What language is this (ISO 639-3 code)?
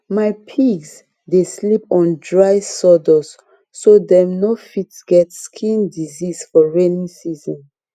pcm